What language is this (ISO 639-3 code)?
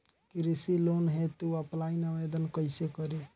bho